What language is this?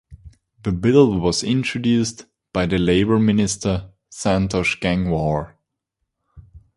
English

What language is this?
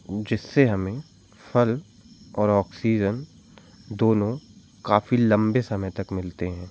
Hindi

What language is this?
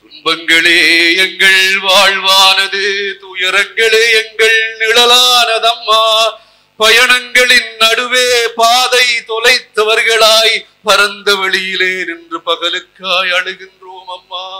Tamil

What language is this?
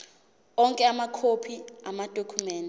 Zulu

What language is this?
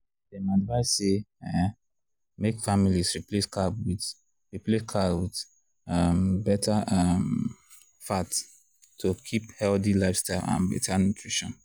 Nigerian Pidgin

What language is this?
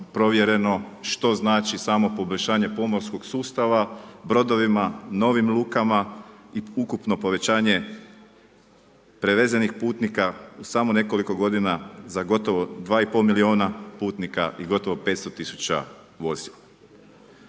Croatian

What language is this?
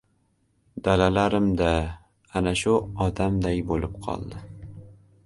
Uzbek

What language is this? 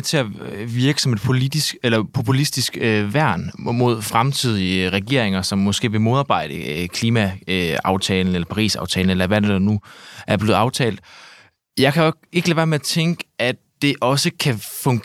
Danish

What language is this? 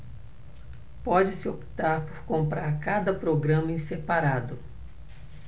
Portuguese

